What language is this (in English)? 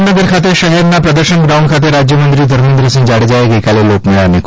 Gujarati